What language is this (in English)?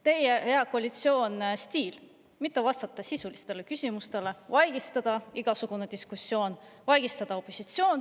Estonian